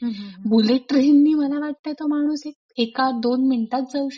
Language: Marathi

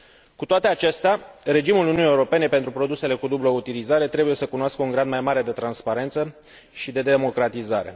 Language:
Romanian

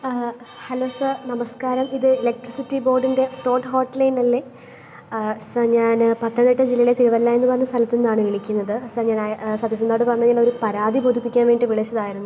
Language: Malayalam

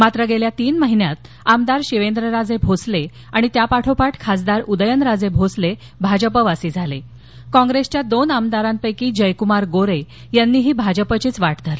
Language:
Marathi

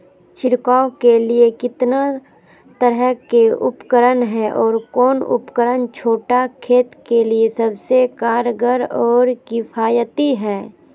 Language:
Magahi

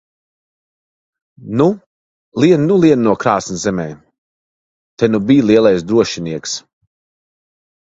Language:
Latvian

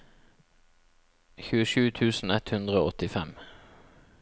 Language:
Norwegian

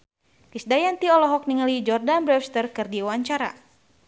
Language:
Sundanese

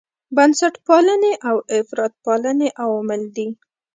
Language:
Pashto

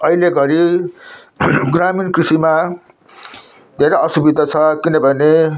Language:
Nepali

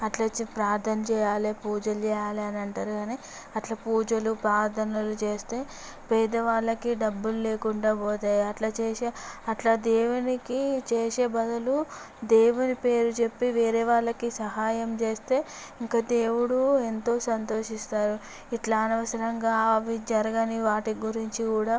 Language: Telugu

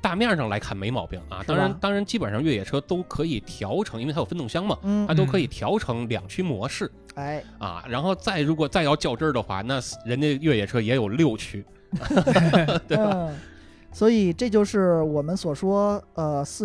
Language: Chinese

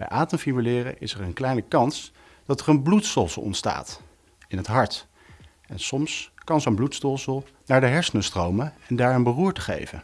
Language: Dutch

